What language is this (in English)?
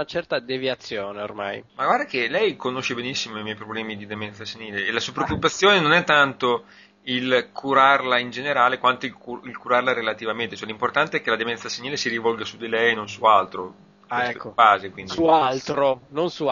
Italian